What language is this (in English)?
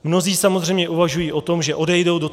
Czech